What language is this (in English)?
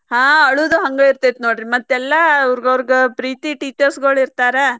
Kannada